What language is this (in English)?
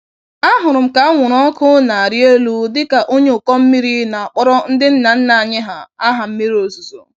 Igbo